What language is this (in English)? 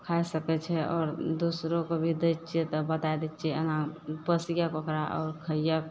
Maithili